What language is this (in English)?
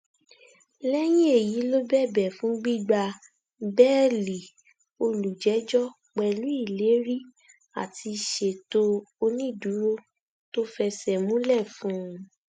Yoruba